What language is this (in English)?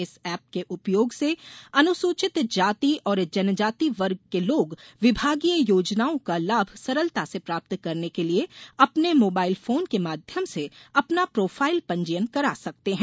Hindi